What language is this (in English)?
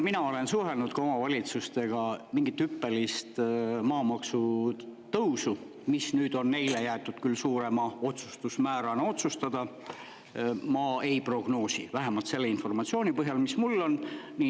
Estonian